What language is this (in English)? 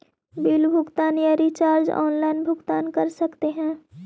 Magahi